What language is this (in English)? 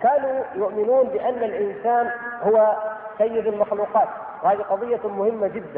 Arabic